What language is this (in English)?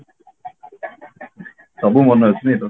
Odia